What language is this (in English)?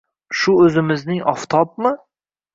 Uzbek